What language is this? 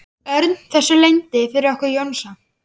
Icelandic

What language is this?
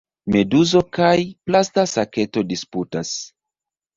Esperanto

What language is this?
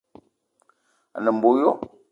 Eton (Cameroon)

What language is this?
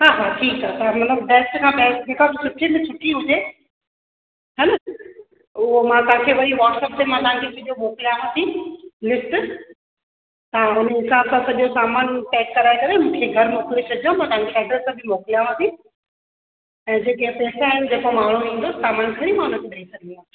Sindhi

